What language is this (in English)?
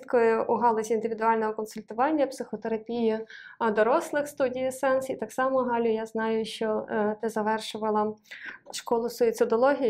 Ukrainian